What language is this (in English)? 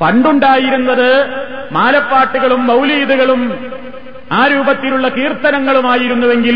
Malayalam